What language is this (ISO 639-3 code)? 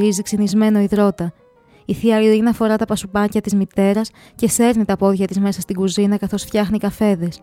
ell